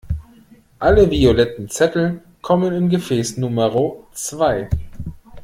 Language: German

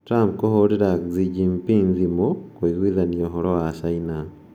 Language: Kikuyu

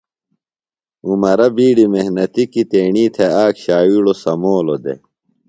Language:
Phalura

